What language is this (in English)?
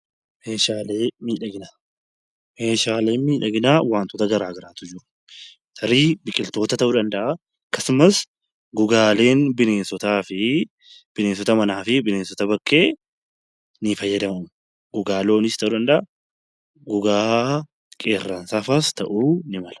Oromo